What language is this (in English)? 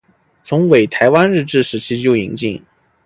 Chinese